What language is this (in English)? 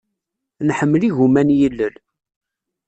Kabyle